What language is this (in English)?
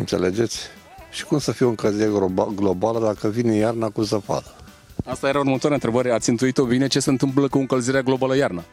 Romanian